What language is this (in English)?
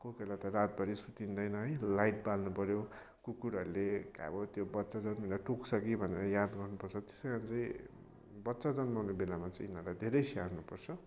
Nepali